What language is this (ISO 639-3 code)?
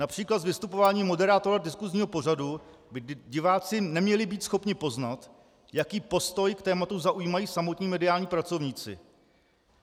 ces